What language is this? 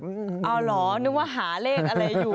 Thai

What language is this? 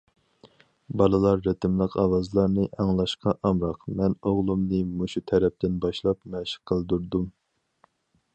Uyghur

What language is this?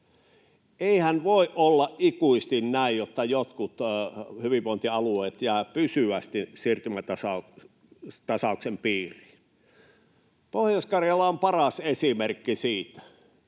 Finnish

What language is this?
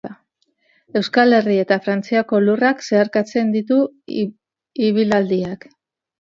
Basque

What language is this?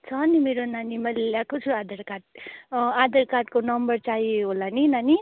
Nepali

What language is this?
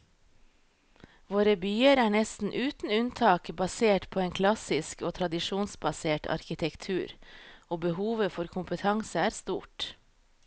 Norwegian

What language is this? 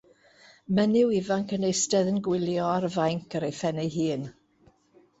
Welsh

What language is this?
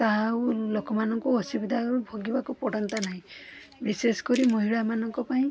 Odia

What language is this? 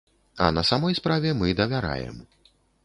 Belarusian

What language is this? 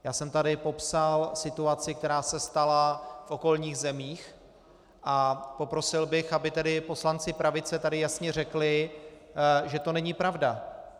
Czech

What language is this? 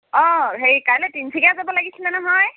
Assamese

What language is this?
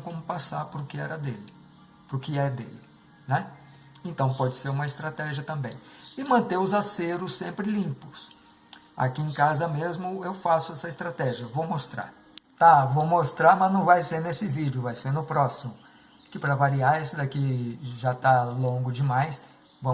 Portuguese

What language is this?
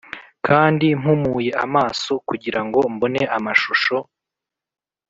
Kinyarwanda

